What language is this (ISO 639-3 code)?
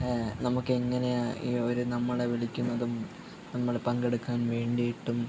mal